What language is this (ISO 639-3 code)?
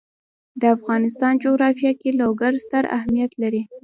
pus